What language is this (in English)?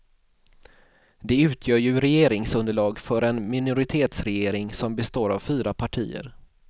Swedish